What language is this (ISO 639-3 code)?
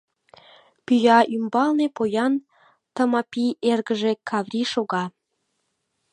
chm